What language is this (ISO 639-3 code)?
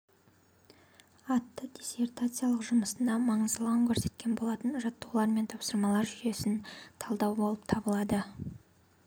kaz